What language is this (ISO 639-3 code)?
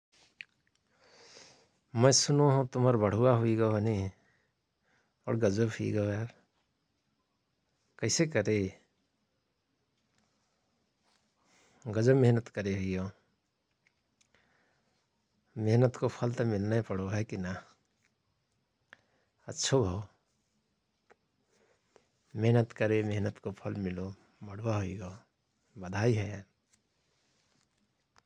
thr